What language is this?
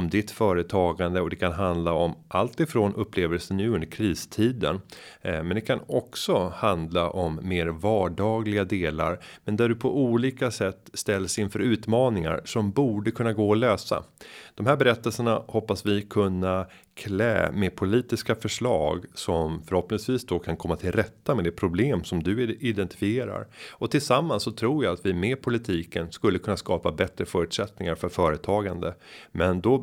Swedish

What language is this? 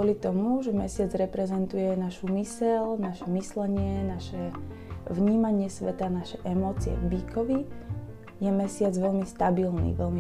Slovak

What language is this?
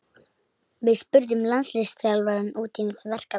Icelandic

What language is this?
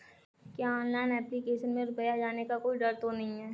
Hindi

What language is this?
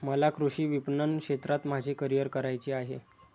Marathi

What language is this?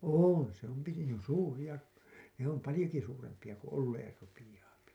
Finnish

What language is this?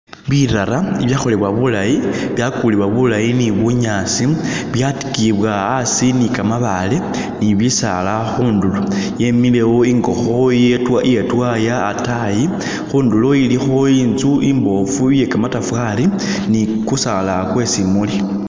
Masaaba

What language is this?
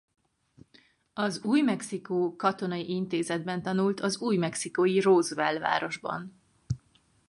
Hungarian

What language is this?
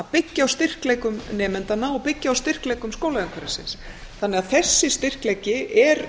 Icelandic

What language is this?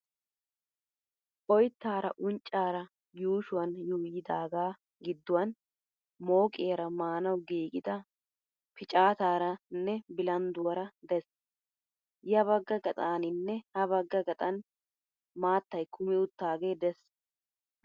Wolaytta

